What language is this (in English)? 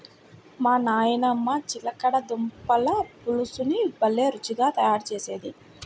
Telugu